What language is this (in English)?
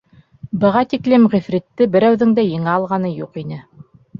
Bashkir